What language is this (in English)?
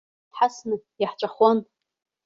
Abkhazian